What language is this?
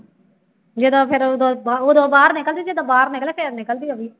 Punjabi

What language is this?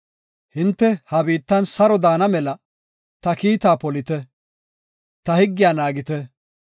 Gofa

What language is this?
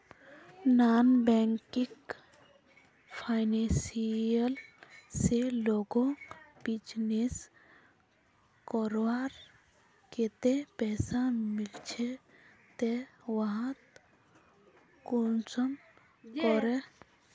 Magahi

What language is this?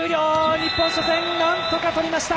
Japanese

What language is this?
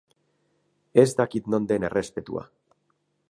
Basque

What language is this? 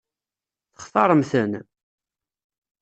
Kabyle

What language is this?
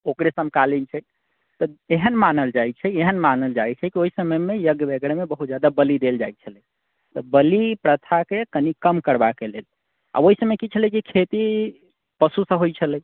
Maithili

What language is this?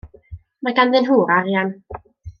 Welsh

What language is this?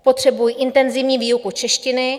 Czech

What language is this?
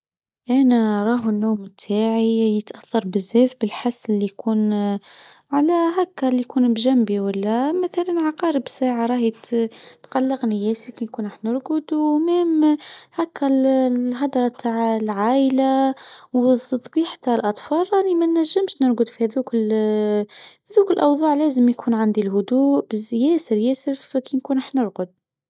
Tunisian Arabic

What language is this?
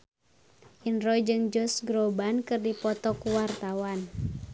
Sundanese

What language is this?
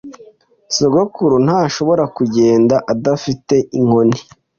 Kinyarwanda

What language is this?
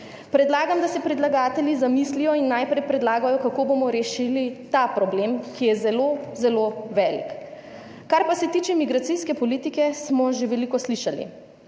Slovenian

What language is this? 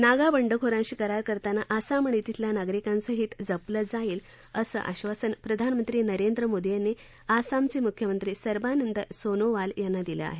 Marathi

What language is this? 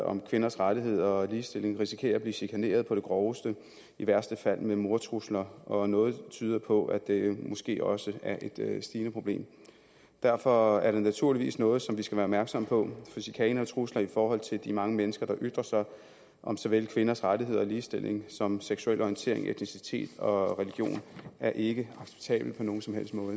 Danish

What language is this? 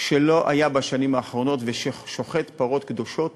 Hebrew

